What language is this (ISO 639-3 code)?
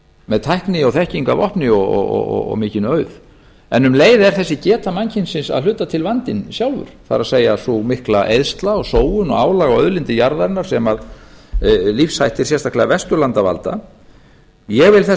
isl